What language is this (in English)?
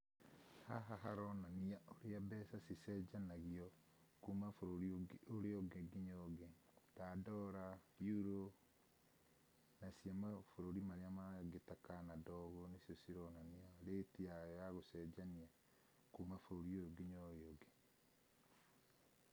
Kikuyu